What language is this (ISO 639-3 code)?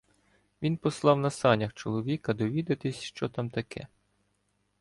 ukr